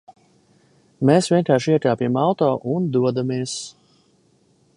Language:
Latvian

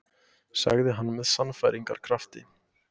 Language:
Icelandic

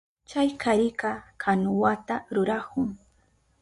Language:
Southern Pastaza Quechua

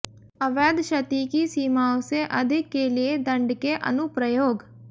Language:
Hindi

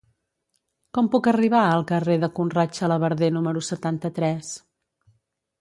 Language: Catalan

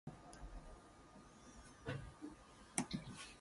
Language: English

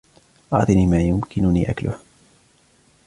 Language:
Arabic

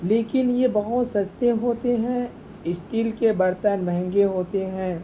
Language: Urdu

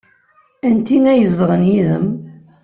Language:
Kabyle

